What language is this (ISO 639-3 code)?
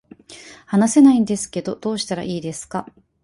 jpn